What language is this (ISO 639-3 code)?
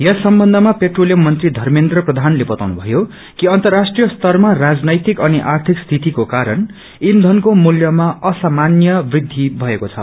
nep